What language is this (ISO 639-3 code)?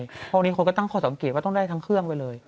tha